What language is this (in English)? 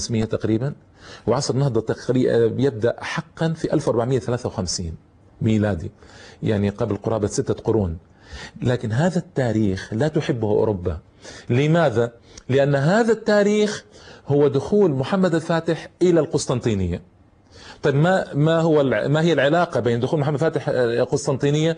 Arabic